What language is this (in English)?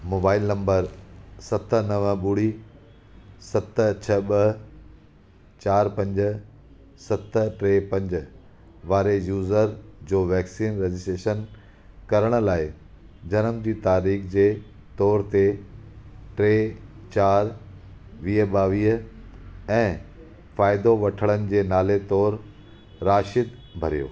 Sindhi